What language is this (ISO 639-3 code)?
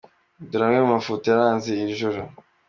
kin